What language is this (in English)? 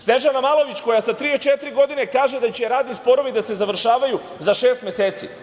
Serbian